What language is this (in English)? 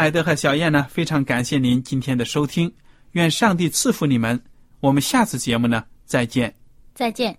Chinese